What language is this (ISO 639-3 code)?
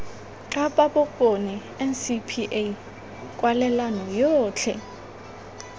tsn